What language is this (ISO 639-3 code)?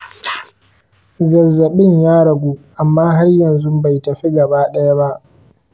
hau